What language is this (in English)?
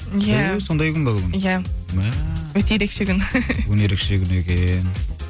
Kazakh